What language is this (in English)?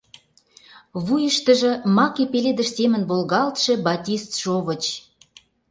Mari